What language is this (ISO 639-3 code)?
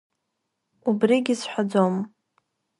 abk